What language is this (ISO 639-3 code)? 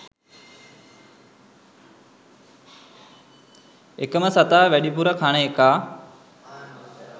sin